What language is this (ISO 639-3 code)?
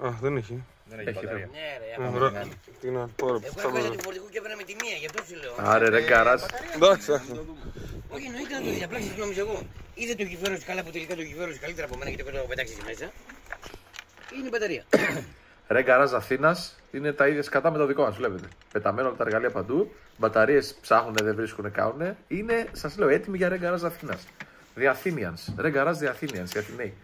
ell